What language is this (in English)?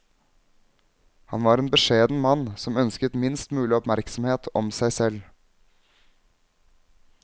Norwegian